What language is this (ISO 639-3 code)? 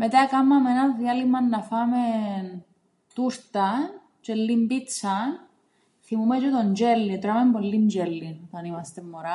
ell